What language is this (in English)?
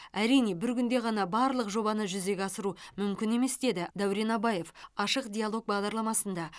Kazakh